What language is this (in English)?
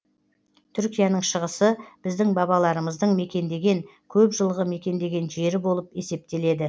Kazakh